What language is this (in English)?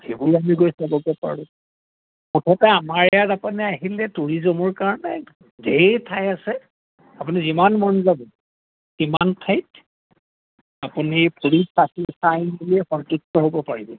Assamese